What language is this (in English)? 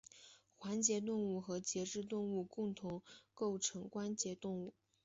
Chinese